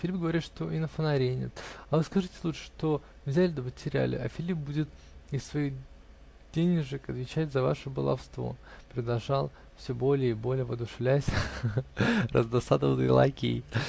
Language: Russian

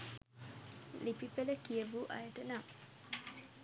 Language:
Sinhala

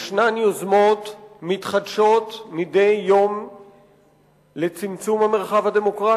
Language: Hebrew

